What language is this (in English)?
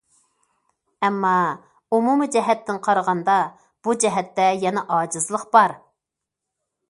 Uyghur